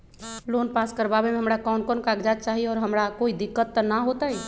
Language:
Magahi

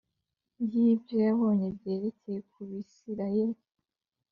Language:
Kinyarwanda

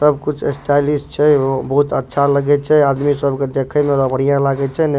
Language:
Maithili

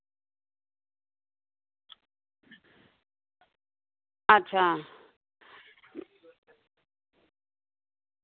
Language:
Dogri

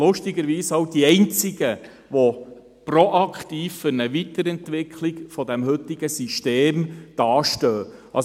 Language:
Swiss German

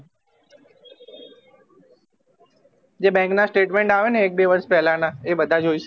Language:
Gujarati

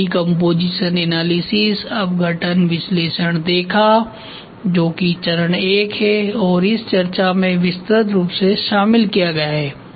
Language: Hindi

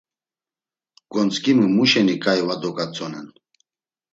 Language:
Laz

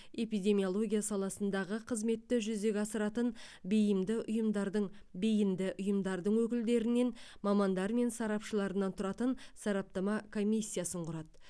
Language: Kazakh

